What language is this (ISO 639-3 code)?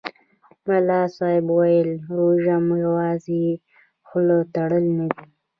pus